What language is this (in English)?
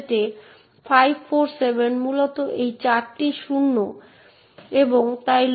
Bangla